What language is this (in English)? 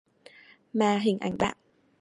Vietnamese